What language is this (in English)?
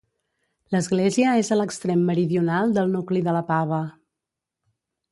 Catalan